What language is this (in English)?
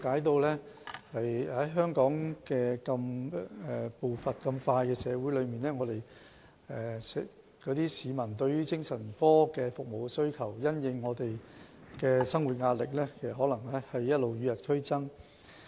Cantonese